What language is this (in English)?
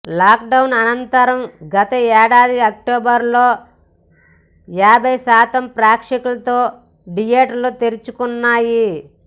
Telugu